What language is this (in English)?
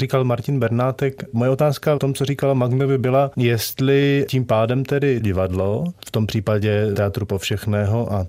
Czech